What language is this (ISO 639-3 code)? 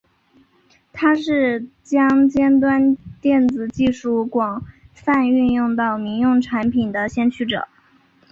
zho